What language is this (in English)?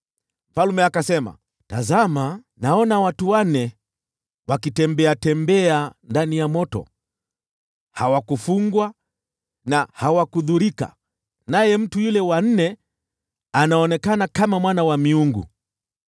Swahili